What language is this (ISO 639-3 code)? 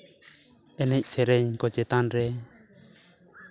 sat